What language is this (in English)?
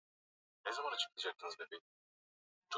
Swahili